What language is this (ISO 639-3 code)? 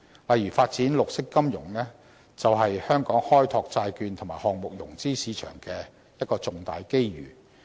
yue